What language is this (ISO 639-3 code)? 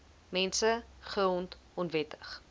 afr